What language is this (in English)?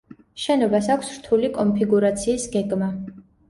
Georgian